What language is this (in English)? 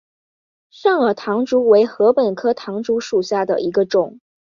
Chinese